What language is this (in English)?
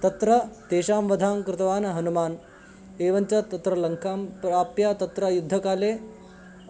Sanskrit